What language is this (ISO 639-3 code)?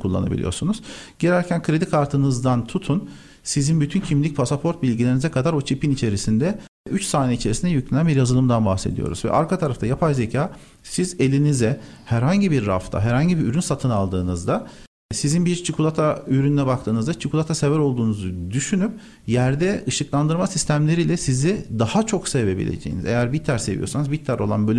tur